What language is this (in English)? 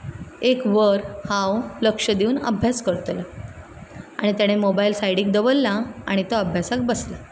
Konkani